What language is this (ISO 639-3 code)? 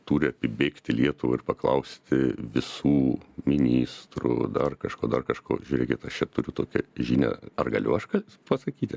lit